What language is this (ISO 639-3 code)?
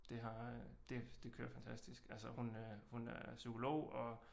dan